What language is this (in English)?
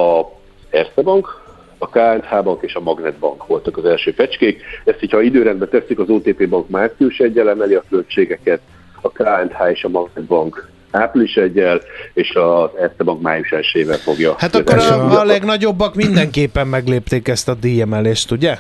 Hungarian